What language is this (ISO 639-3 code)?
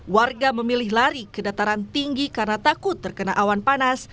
ind